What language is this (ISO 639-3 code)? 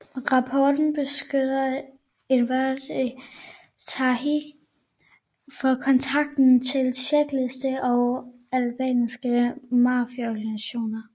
dan